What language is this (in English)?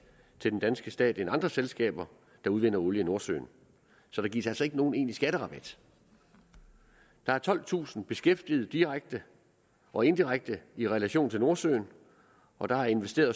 Danish